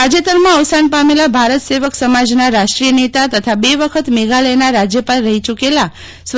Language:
Gujarati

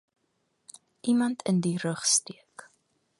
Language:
Afrikaans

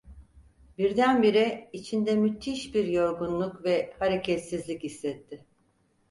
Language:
Turkish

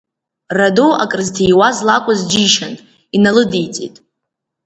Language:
Abkhazian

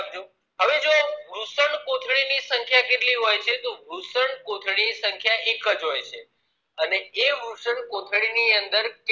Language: Gujarati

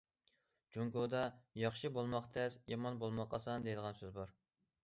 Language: Uyghur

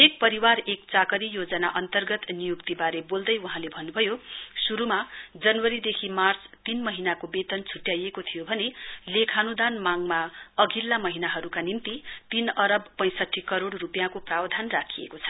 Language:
Nepali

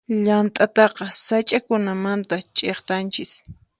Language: Puno Quechua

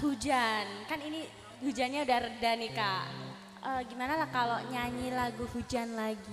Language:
Indonesian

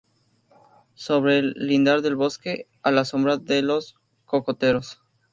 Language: Spanish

